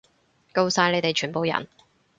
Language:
Cantonese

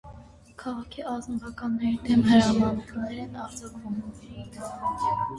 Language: Armenian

